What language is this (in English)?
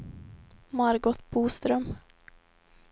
Swedish